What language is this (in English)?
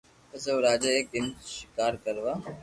Loarki